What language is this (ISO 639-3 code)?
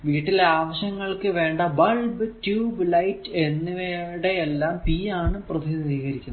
mal